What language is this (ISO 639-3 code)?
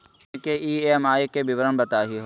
mag